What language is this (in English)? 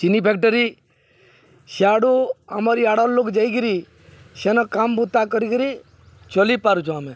Odia